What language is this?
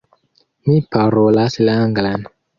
Esperanto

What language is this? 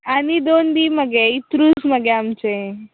Konkani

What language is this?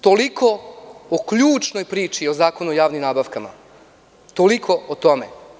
Serbian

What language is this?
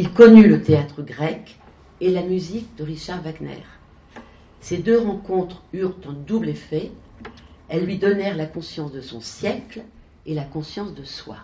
French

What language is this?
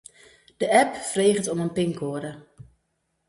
Western Frisian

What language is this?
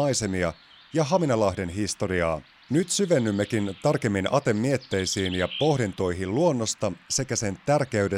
Finnish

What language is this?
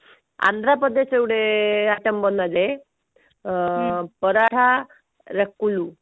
Odia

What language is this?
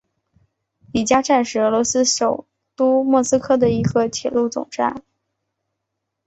Chinese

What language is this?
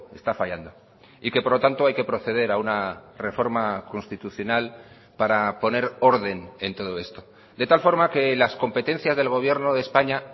Spanish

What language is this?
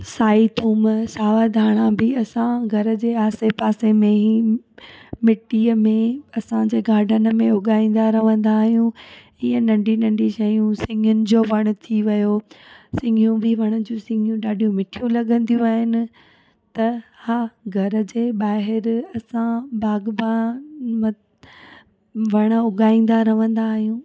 Sindhi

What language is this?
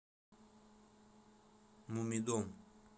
Russian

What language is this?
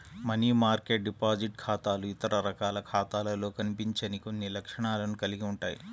Telugu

